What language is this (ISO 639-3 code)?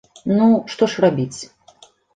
bel